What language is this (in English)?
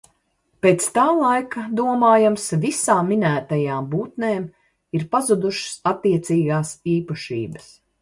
Latvian